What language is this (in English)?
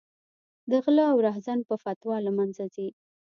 Pashto